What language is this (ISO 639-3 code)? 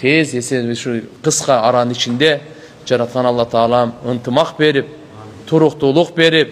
tur